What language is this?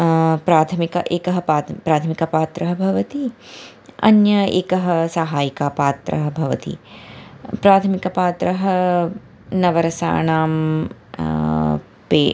Sanskrit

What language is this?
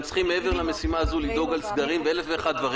Hebrew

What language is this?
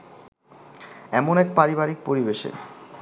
Bangla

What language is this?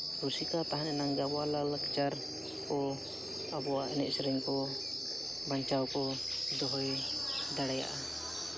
Santali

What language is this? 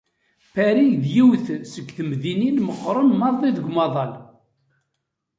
Kabyle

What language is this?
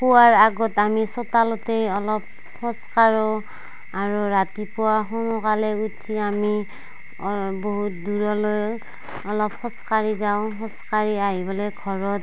Assamese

